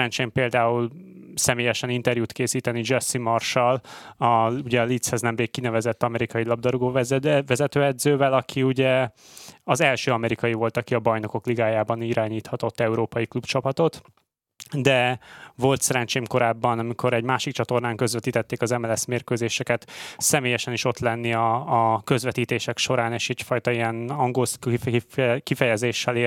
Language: Hungarian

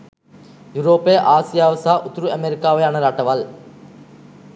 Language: Sinhala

